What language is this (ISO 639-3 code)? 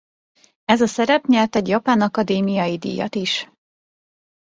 hun